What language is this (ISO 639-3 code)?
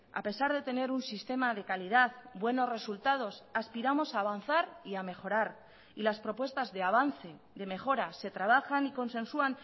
spa